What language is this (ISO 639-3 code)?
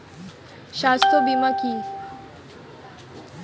ben